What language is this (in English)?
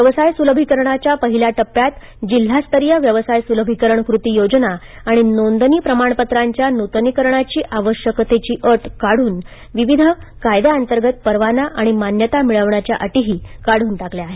Marathi